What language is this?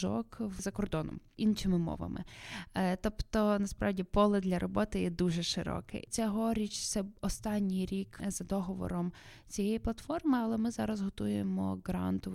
Ukrainian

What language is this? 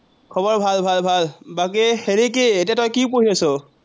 Assamese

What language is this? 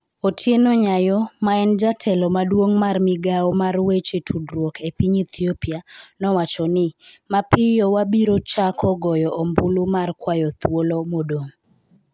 Luo (Kenya and Tanzania)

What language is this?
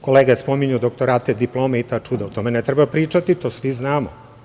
Serbian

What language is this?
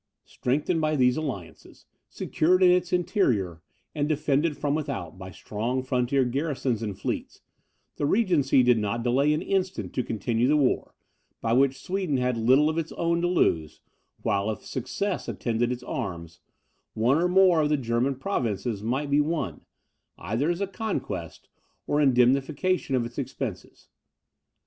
English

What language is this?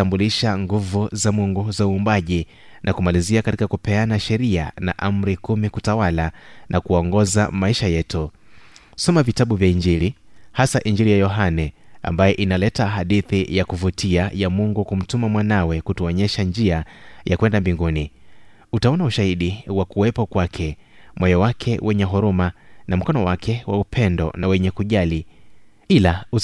Swahili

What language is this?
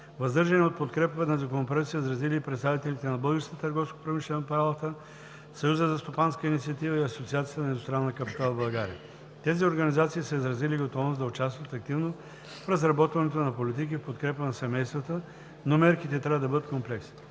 Bulgarian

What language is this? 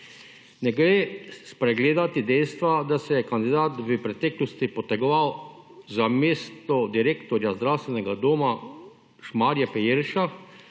Slovenian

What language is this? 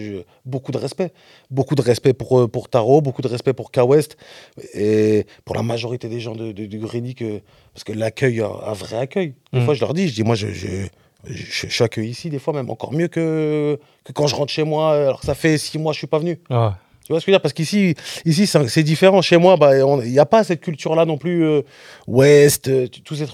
French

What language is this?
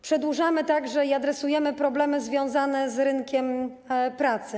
Polish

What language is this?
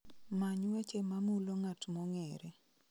Luo (Kenya and Tanzania)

